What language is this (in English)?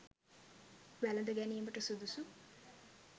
Sinhala